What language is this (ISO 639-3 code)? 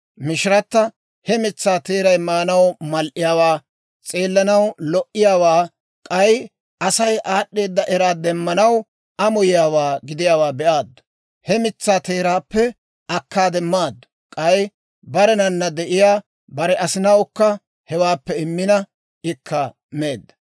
dwr